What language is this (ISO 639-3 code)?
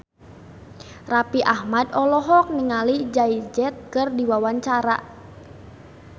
sun